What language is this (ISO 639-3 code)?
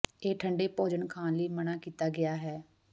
pan